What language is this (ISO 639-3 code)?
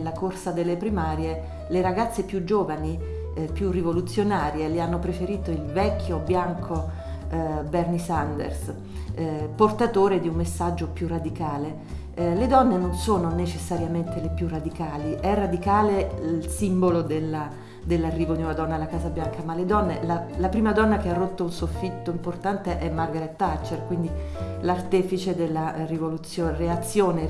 ita